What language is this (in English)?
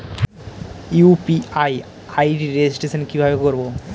Bangla